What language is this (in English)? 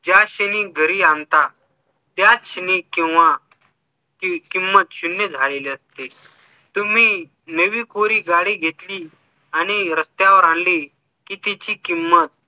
Marathi